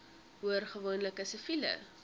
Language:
Afrikaans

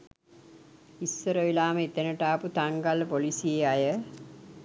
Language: Sinhala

